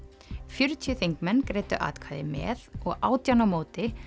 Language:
Icelandic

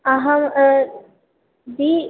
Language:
Sanskrit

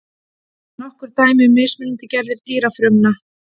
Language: Icelandic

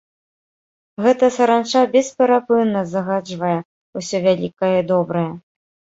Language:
Belarusian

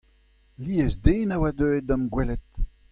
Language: Breton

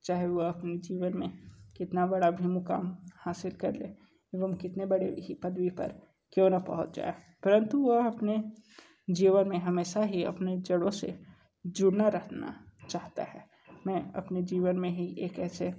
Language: Hindi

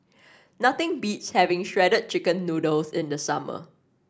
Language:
English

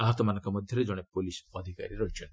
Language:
Odia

